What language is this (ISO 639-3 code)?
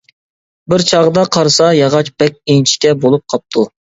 uig